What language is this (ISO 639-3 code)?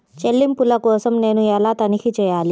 tel